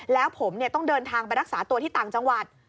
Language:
Thai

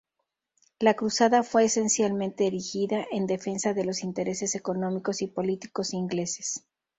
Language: Spanish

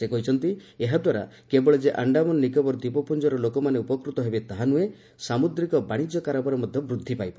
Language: Odia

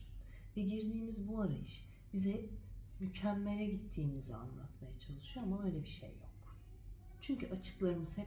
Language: Turkish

